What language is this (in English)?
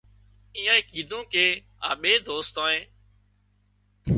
Wadiyara Koli